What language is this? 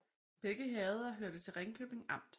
Danish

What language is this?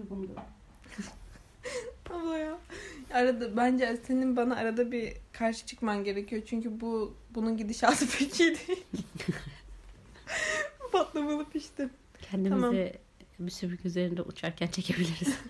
Turkish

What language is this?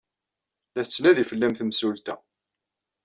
Kabyle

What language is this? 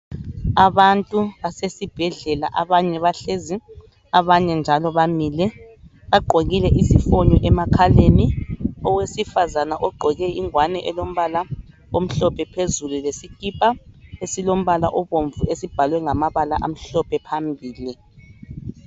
North Ndebele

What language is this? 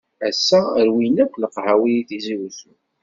Kabyle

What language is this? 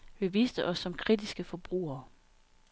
Danish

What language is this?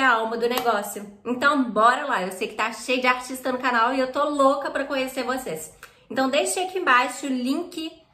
Portuguese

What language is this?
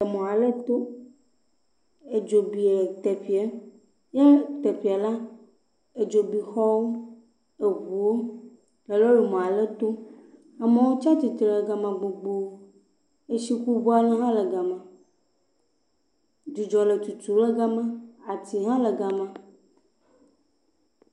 Ewe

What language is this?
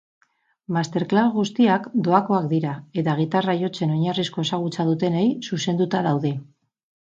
Basque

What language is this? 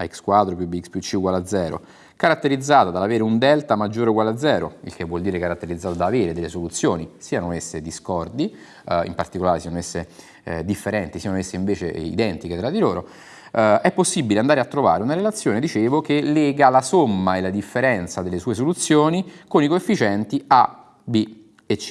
Italian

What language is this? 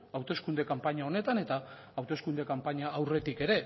Basque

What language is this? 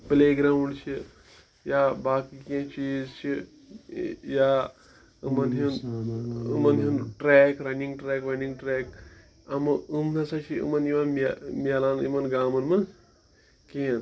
Kashmiri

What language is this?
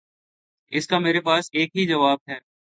Urdu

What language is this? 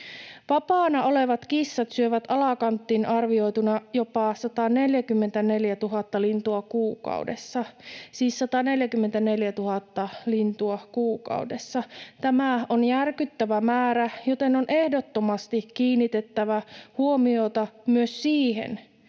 Finnish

